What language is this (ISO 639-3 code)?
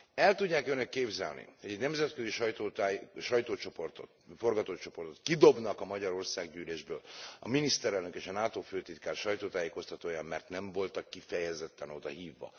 hun